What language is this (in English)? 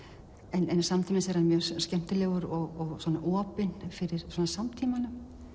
Icelandic